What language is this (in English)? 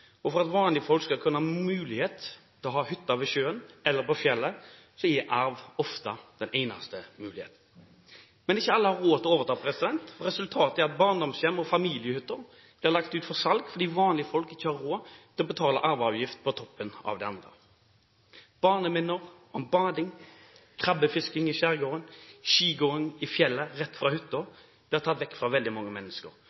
Norwegian Bokmål